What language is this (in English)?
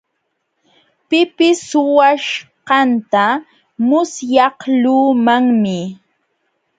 Jauja Wanca Quechua